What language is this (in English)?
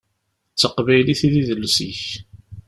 Kabyle